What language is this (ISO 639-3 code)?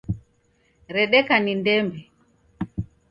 dav